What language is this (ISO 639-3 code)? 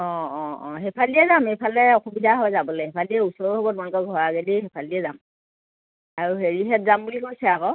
asm